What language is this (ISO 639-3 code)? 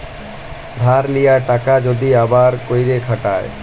ben